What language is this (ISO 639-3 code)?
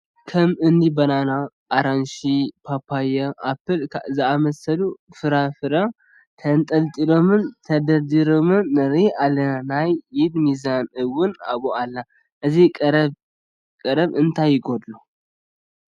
tir